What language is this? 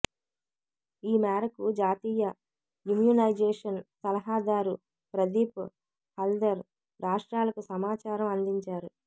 Telugu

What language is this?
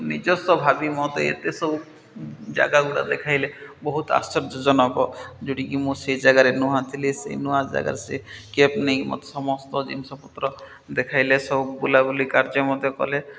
Odia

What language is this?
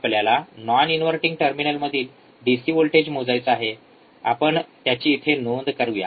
Marathi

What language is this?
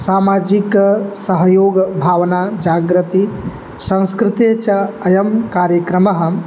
Sanskrit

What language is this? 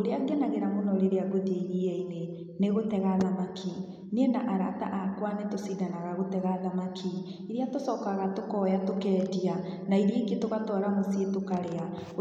Kikuyu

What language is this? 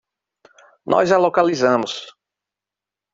Portuguese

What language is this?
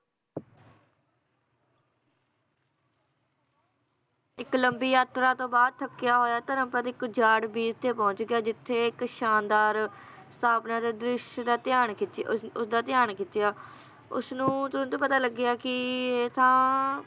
Punjabi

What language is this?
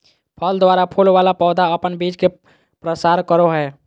Magahi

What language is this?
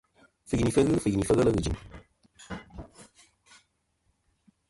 Kom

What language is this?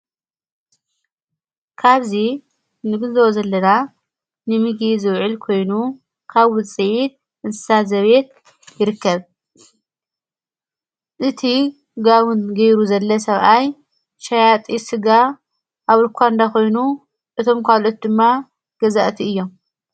Tigrinya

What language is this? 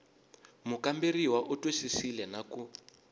Tsonga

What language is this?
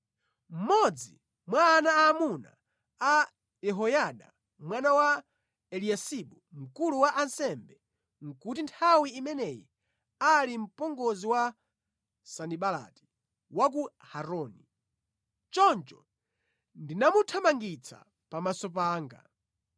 Nyanja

